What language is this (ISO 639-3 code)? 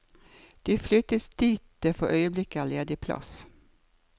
nor